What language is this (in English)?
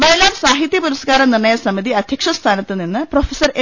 Malayalam